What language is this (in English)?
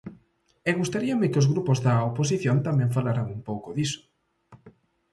Galician